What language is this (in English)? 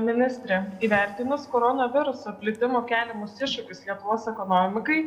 Lithuanian